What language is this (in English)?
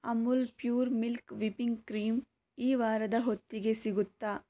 Kannada